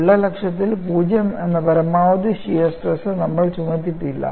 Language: Malayalam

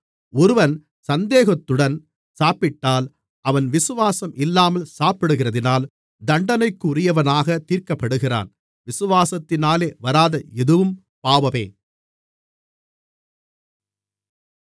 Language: Tamil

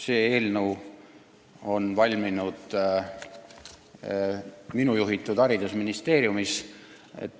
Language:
Estonian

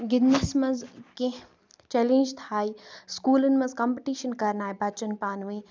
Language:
Kashmiri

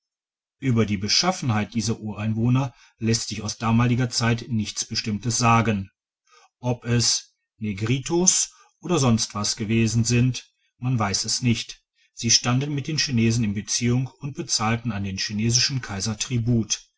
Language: German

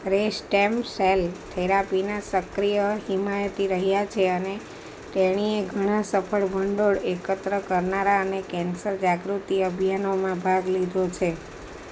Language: Gujarati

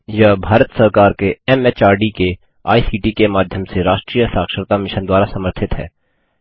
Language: Hindi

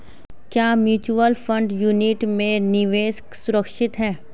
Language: Hindi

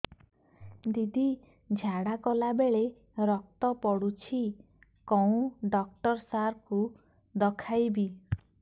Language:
Odia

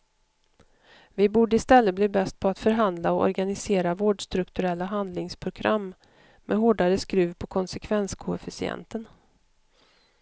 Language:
Swedish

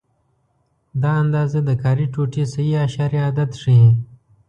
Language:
Pashto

